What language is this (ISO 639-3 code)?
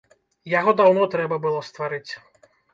bel